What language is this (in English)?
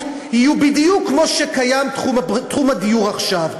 Hebrew